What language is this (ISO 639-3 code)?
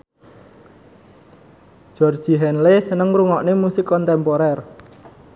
jav